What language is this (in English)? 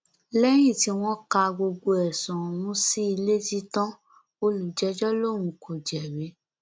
Yoruba